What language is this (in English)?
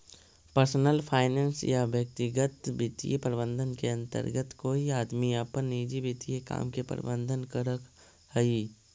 Magahi